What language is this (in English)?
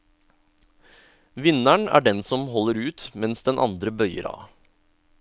Norwegian